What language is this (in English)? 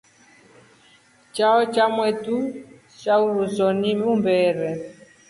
Rombo